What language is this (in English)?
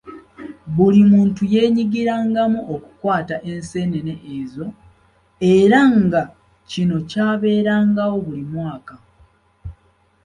Ganda